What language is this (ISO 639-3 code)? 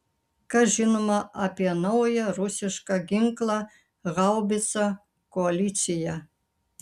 lit